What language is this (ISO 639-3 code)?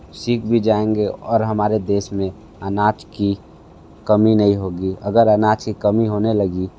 hin